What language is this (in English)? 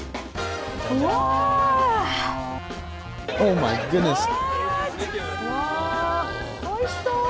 Japanese